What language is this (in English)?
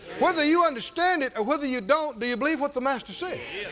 English